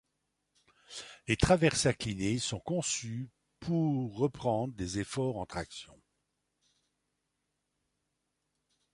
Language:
French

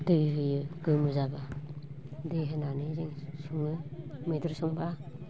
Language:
Bodo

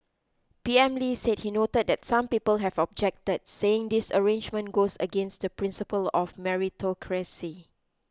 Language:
English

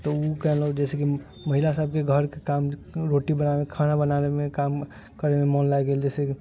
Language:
Maithili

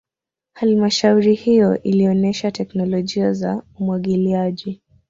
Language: Swahili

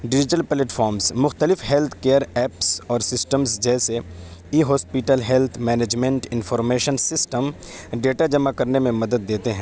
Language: Urdu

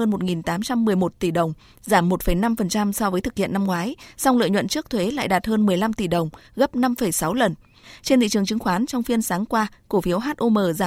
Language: Vietnamese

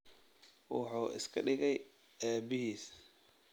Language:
Somali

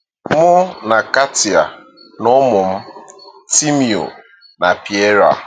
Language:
Igbo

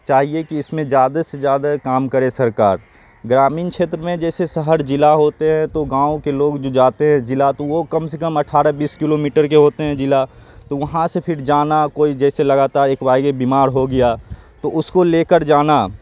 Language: Urdu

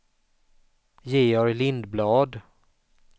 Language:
Swedish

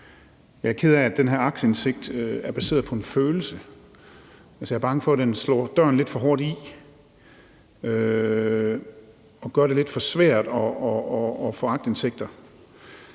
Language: Danish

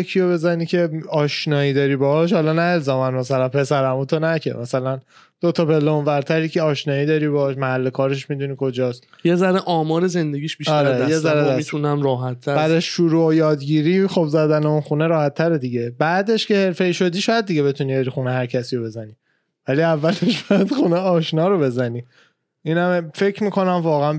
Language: Persian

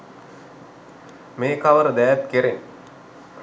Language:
Sinhala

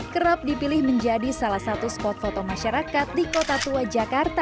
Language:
Indonesian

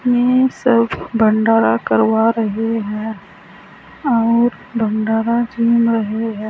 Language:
Hindi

